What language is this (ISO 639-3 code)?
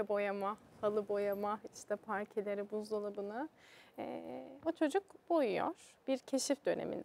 tur